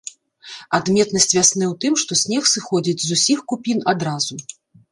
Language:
Belarusian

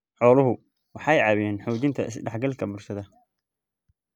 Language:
Somali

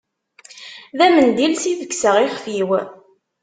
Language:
Kabyle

